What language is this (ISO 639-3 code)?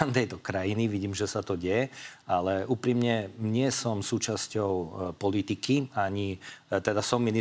slk